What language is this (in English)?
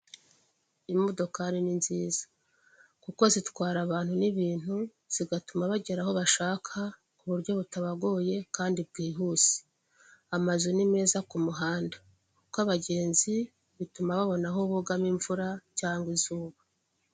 Kinyarwanda